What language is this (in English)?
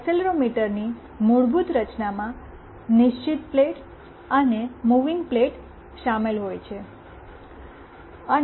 Gujarati